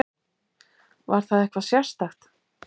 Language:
Icelandic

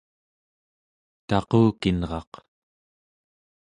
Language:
Central Yupik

